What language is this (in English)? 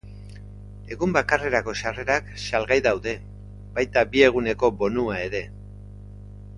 Basque